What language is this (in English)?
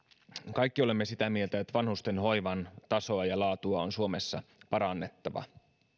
Finnish